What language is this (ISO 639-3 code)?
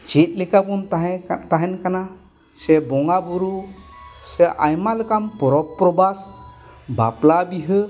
sat